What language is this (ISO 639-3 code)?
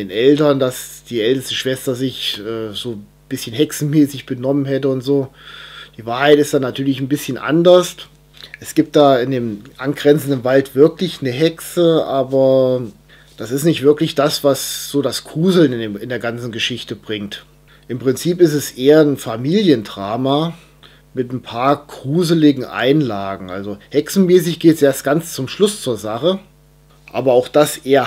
deu